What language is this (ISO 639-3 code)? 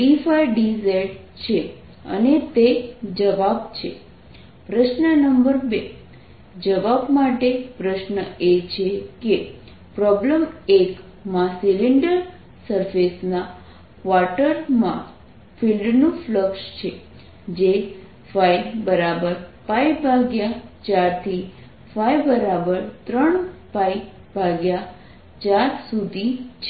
guj